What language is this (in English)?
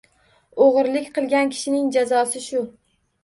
Uzbek